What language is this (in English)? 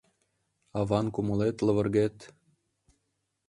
Mari